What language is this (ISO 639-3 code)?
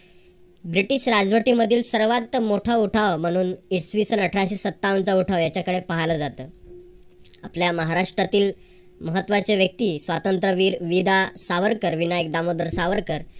mar